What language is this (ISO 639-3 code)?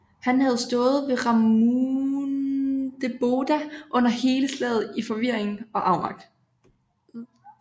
dan